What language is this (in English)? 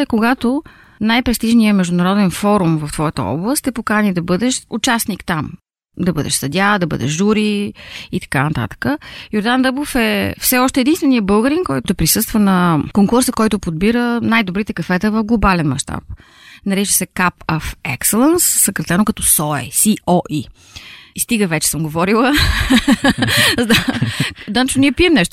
Bulgarian